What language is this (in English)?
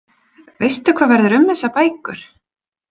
Icelandic